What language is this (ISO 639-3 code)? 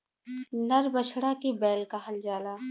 bho